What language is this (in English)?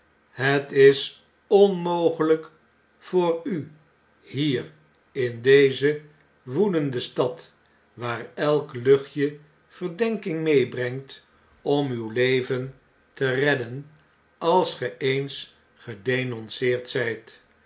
Dutch